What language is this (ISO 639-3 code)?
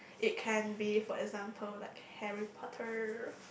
eng